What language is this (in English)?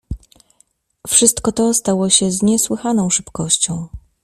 Polish